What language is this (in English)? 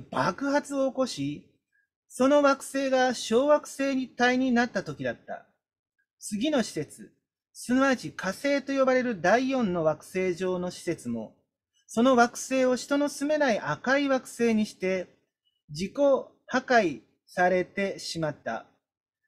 Japanese